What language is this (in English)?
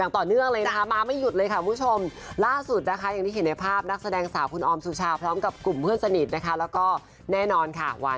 Thai